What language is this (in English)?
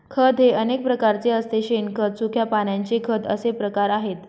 Marathi